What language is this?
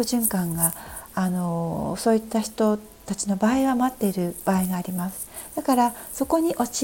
Japanese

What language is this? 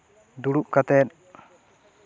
Santali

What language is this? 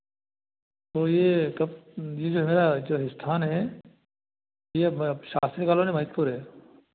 Hindi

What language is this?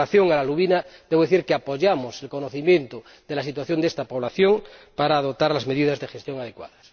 Spanish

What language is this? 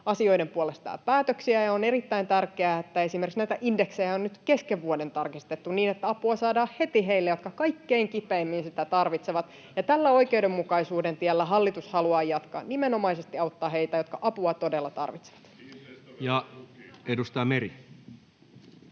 Finnish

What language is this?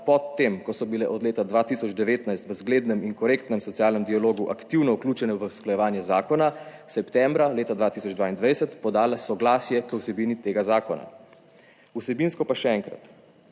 Slovenian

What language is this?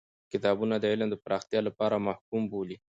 Pashto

